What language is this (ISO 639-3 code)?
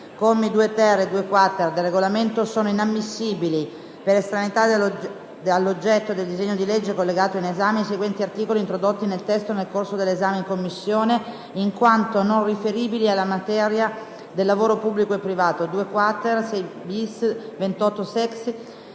ita